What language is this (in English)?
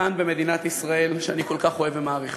Hebrew